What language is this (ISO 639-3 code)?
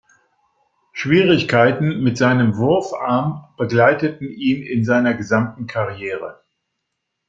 deu